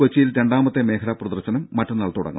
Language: Malayalam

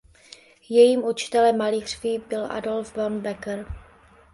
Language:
Czech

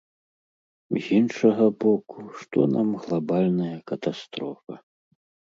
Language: Belarusian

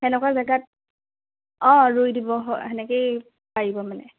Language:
Assamese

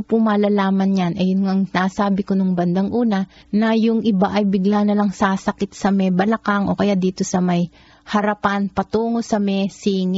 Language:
Filipino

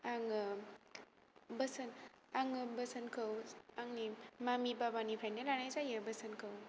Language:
Bodo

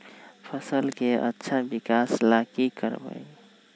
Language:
Magahi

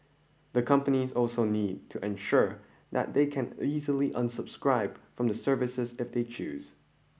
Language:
English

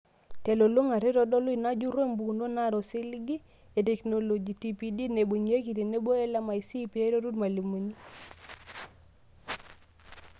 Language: Masai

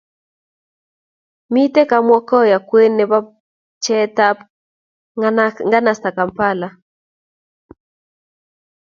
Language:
Kalenjin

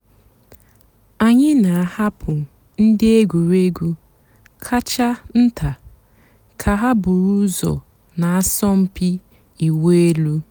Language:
Igbo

